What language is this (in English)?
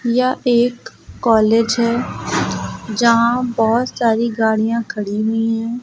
Hindi